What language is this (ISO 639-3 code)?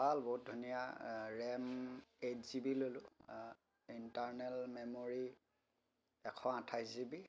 asm